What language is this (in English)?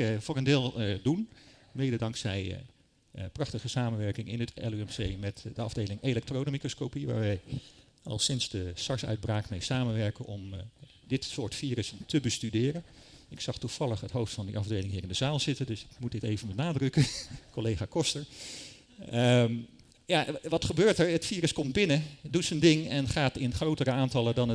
Dutch